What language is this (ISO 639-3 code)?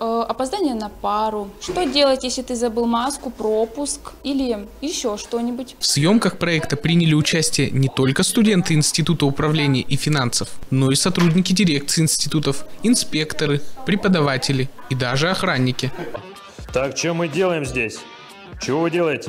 rus